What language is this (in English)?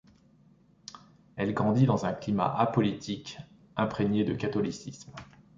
French